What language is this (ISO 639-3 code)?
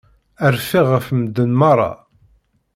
kab